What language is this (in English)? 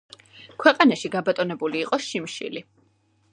Georgian